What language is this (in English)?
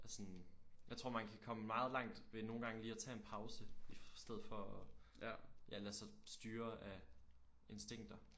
Danish